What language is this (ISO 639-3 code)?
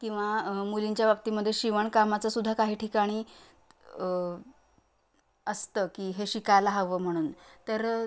mar